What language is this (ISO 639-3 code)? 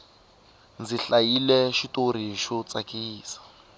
tso